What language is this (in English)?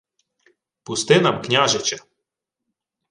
Ukrainian